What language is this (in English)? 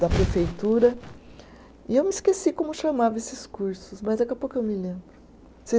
Portuguese